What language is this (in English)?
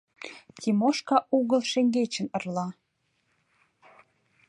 Mari